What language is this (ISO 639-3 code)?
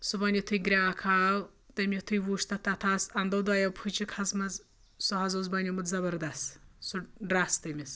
kas